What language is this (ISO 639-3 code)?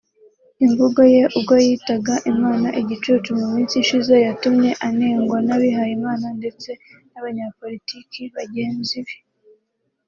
kin